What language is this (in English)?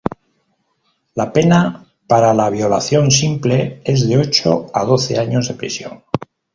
Spanish